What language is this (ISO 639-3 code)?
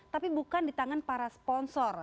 ind